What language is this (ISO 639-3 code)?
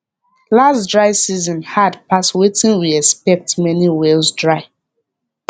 pcm